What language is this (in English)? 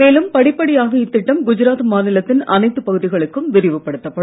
Tamil